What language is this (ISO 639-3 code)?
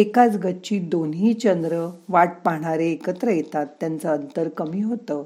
mar